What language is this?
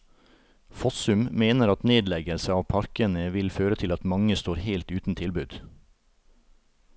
Norwegian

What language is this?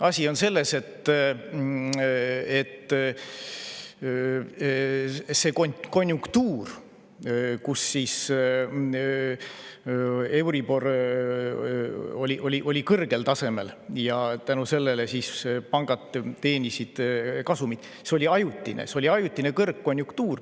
Estonian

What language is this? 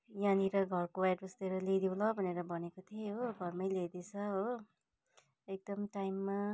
Nepali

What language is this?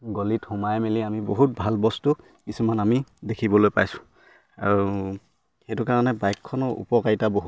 Assamese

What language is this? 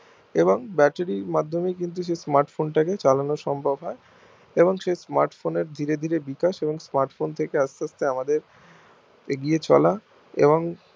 Bangla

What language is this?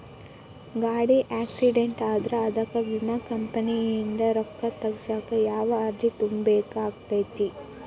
Kannada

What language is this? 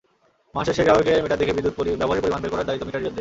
Bangla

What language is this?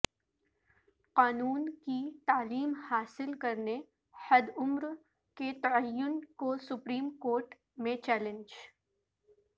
Urdu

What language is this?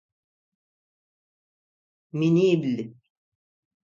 Adyghe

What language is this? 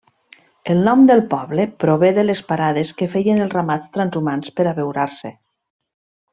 Catalan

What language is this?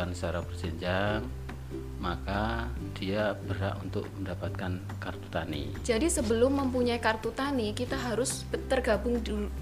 Indonesian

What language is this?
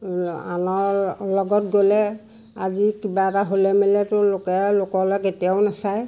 Assamese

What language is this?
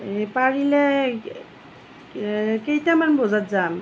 Assamese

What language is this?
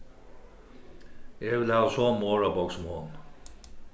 Faroese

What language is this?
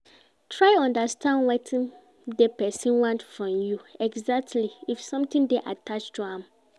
Nigerian Pidgin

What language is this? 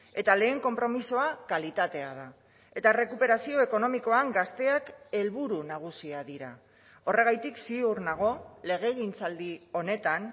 Basque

